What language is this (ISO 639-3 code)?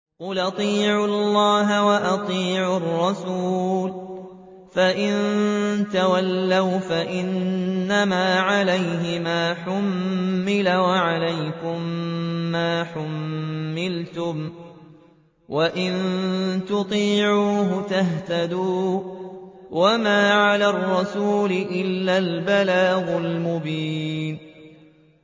ara